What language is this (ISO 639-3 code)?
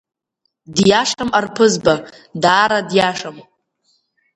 abk